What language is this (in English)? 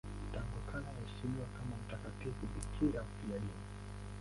Swahili